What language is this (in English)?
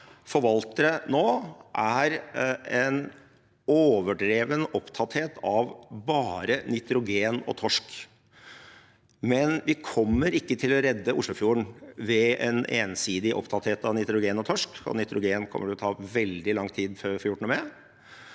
Norwegian